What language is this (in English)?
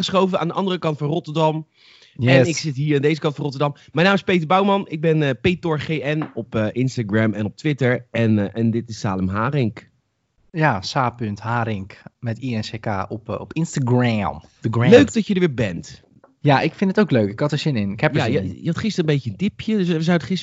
Dutch